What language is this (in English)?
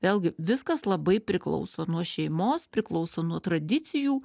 Lithuanian